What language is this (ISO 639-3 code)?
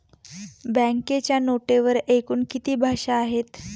mar